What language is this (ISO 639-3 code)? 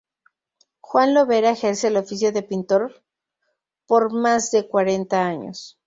spa